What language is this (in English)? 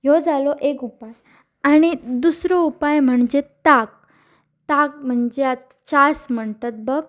Konkani